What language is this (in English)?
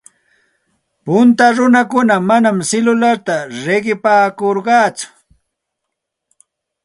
Santa Ana de Tusi Pasco Quechua